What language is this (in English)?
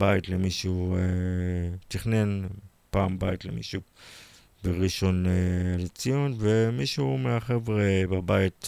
Hebrew